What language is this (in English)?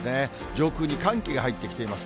Japanese